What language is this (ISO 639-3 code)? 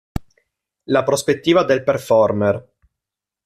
ita